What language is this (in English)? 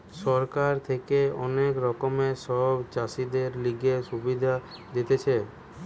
Bangla